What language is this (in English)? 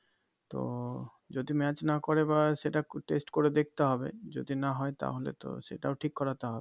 Bangla